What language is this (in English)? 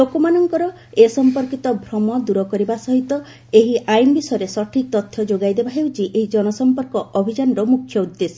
Odia